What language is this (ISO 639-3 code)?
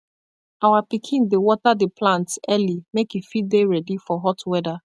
pcm